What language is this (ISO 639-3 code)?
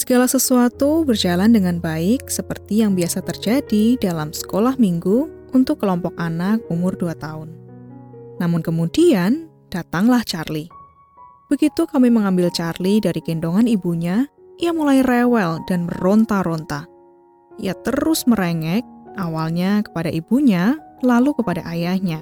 ind